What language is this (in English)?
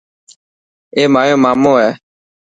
Dhatki